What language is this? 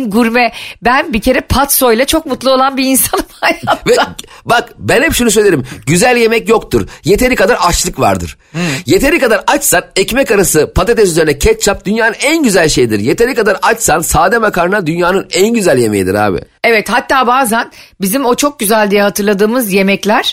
Turkish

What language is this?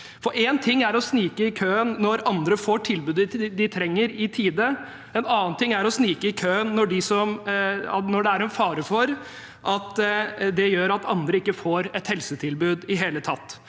Norwegian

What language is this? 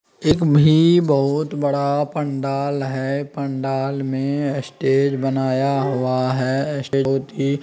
Magahi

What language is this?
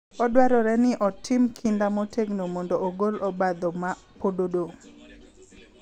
Luo (Kenya and Tanzania)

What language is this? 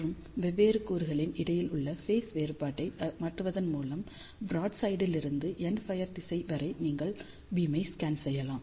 Tamil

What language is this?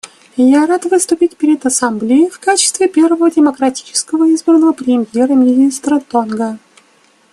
Russian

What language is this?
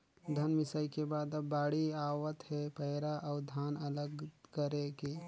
Chhattisgarhi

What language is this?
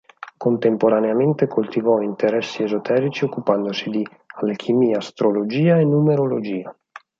Italian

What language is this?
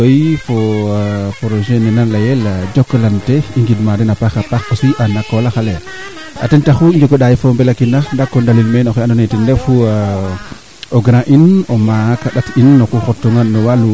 Serer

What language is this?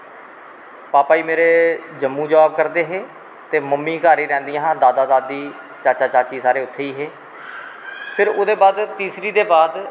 Dogri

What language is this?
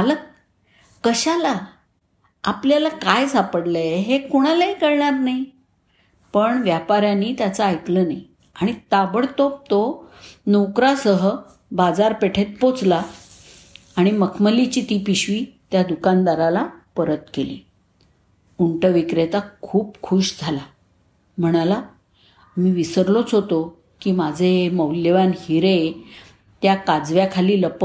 Marathi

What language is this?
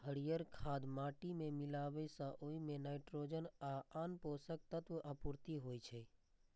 Maithili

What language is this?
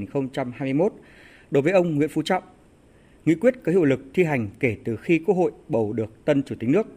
Vietnamese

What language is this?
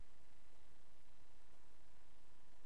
Hebrew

